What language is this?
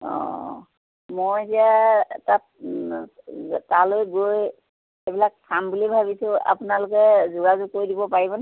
Assamese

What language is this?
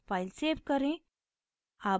Hindi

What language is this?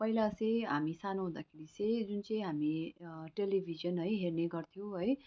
Nepali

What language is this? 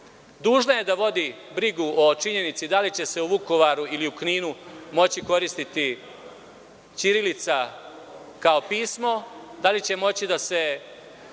Serbian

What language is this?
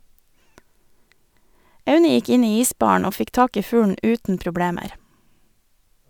Norwegian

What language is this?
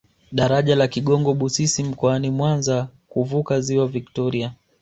Swahili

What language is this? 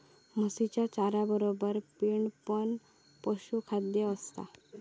Marathi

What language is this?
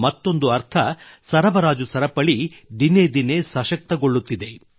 Kannada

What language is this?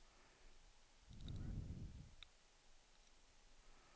Swedish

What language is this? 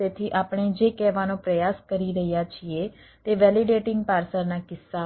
Gujarati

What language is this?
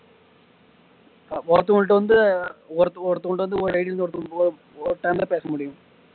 Tamil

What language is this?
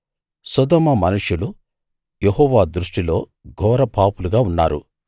Telugu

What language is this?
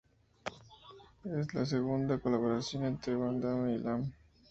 Spanish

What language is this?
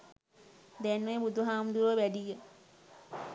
Sinhala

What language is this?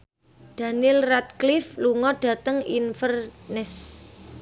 Javanese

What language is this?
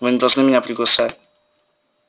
Russian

